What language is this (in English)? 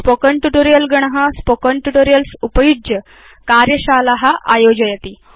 Sanskrit